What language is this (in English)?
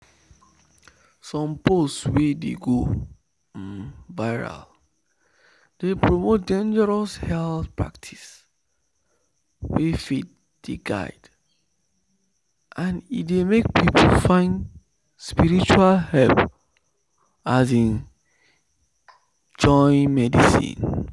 Nigerian Pidgin